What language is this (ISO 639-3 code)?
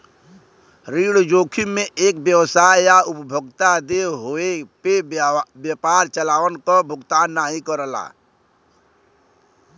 bho